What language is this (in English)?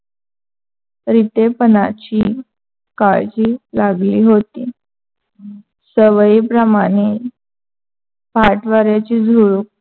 Marathi